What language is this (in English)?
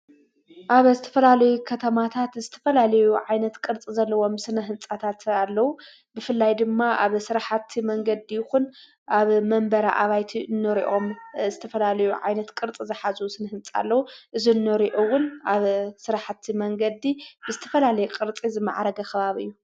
Tigrinya